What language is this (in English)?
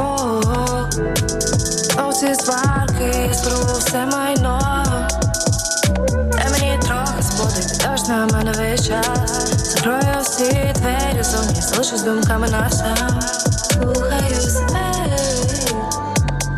Ukrainian